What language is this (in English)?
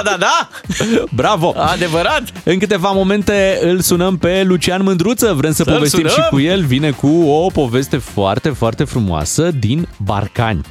Romanian